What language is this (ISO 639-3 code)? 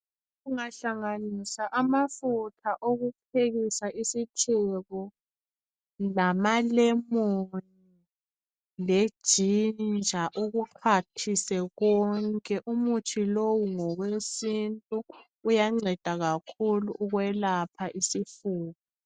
nde